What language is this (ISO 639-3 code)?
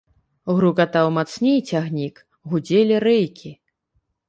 bel